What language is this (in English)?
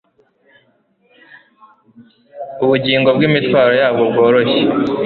Kinyarwanda